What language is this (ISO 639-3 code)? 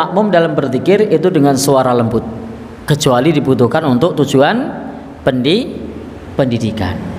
ind